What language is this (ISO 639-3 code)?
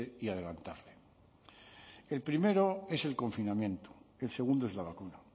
spa